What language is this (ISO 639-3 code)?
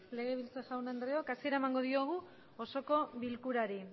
eus